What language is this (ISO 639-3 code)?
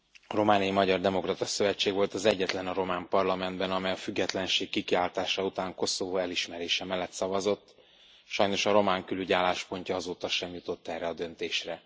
hun